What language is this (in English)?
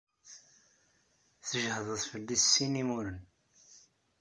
Kabyle